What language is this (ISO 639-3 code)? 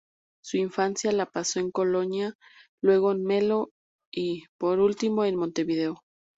spa